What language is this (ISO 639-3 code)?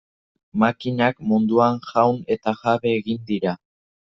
eus